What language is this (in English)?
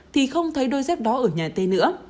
Vietnamese